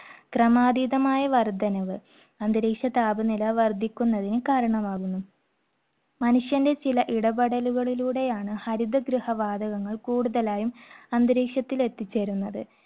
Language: Malayalam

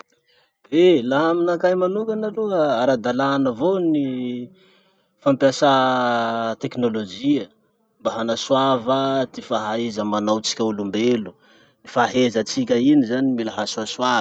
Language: Masikoro Malagasy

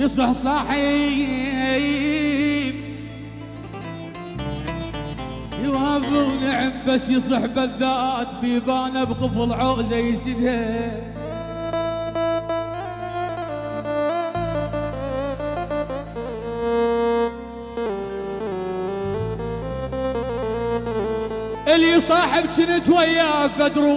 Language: Arabic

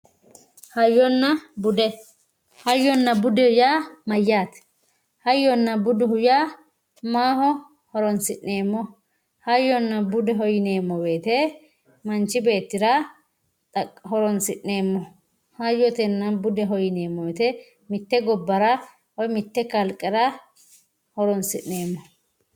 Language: Sidamo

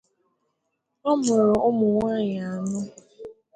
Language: Igbo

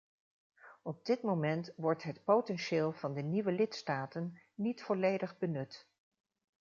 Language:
Dutch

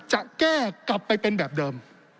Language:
Thai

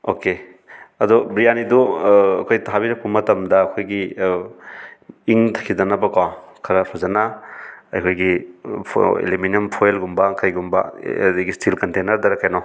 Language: Manipuri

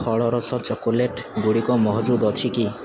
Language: Odia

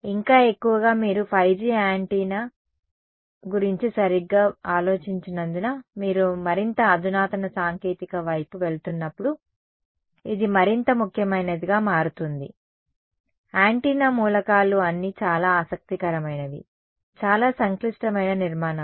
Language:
Telugu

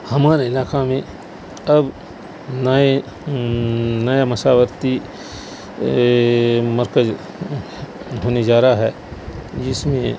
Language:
Urdu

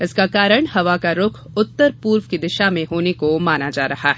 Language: Hindi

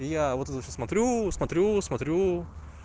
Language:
Russian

